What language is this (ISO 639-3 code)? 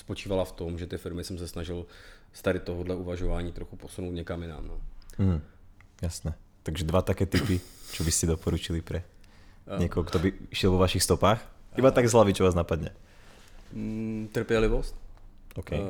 ces